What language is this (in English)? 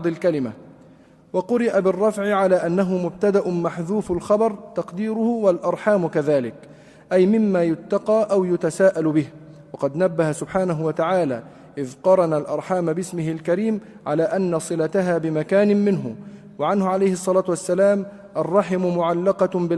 Arabic